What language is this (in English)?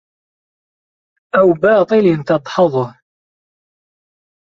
Arabic